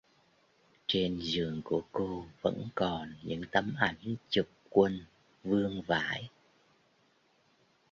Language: Vietnamese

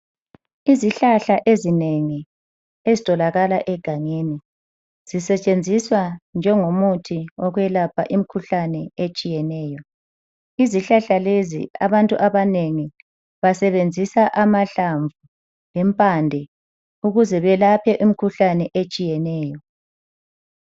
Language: North Ndebele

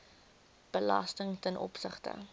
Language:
Afrikaans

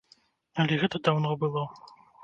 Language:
Belarusian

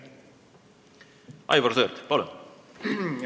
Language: Estonian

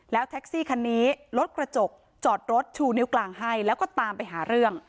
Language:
Thai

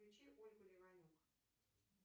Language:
Russian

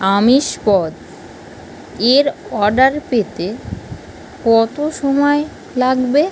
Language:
Bangla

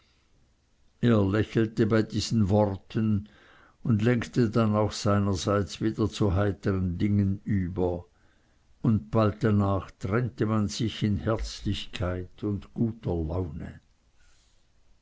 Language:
German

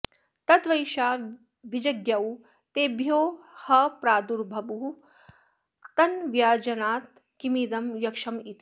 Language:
Sanskrit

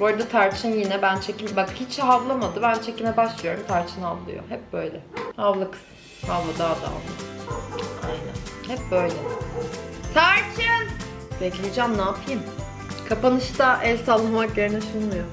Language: Turkish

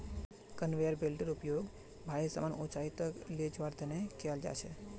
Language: Magahi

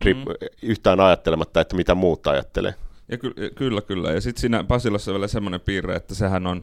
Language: Finnish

